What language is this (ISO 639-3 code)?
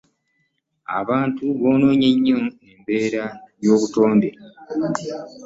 lug